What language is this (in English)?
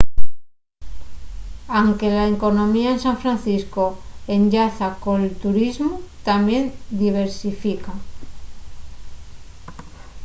Asturian